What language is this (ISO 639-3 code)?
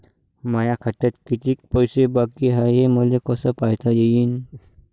mar